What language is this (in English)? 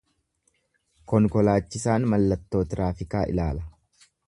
Oromo